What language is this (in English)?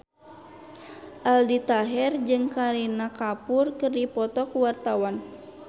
Sundanese